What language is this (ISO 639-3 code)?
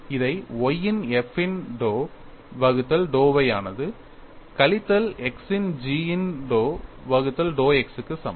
tam